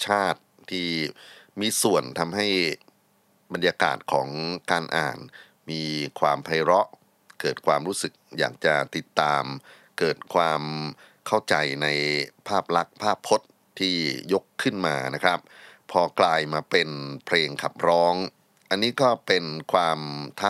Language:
Thai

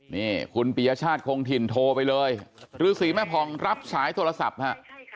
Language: Thai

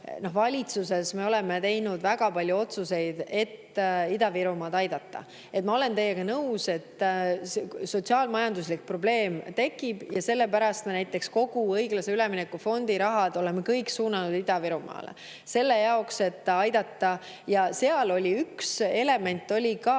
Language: Estonian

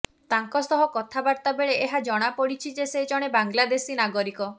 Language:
Odia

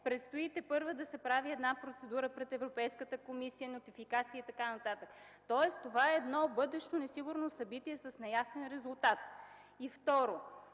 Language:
Bulgarian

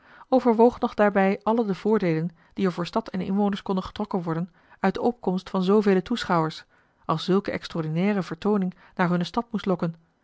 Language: Dutch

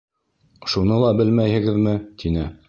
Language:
Bashkir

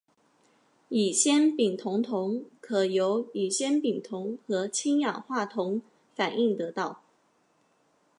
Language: Chinese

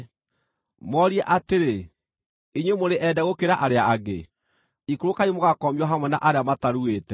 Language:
Kikuyu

